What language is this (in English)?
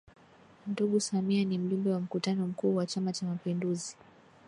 Swahili